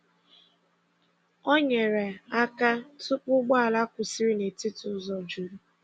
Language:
Igbo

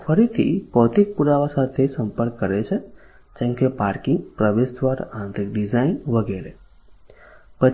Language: Gujarati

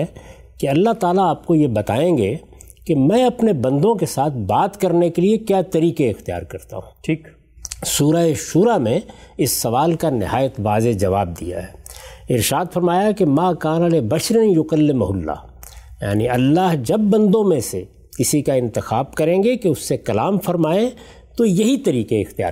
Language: Urdu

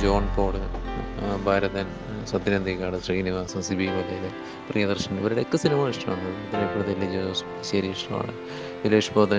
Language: Malayalam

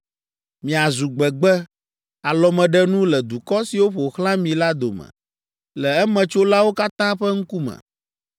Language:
Ewe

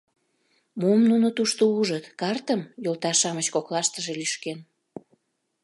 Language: Mari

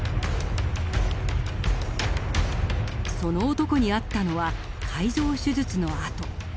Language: Japanese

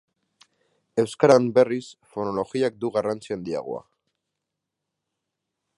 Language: Basque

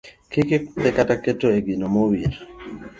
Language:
Luo (Kenya and Tanzania)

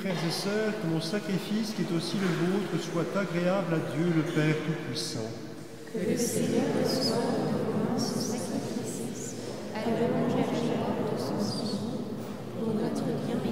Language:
French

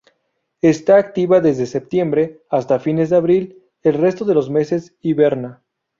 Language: Spanish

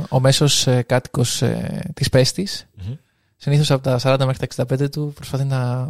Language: Greek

